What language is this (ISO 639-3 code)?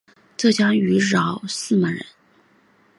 zho